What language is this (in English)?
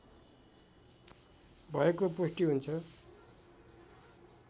Nepali